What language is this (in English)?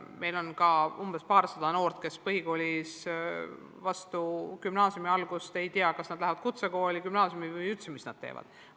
Estonian